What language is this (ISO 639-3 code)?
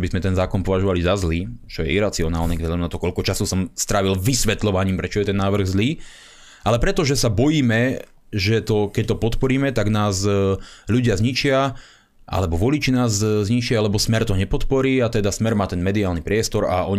slk